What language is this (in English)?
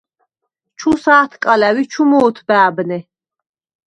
Svan